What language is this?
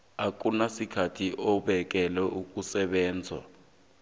South Ndebele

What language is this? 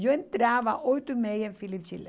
Portuguese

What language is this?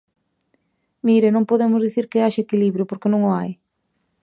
Galician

